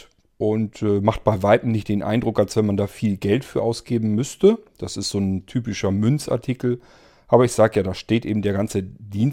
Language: German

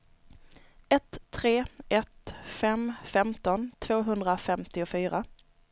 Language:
Swedish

